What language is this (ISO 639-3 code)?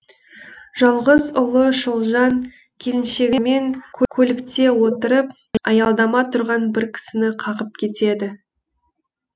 kaz